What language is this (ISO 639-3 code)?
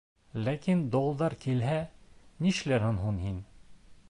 bak